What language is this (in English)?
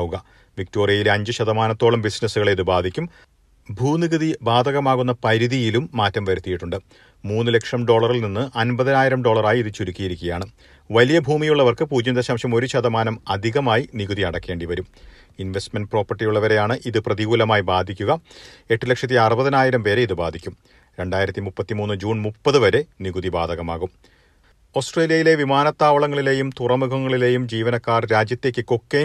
Malayalam